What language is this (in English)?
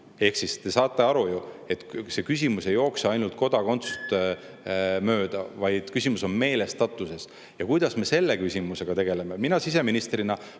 Estonian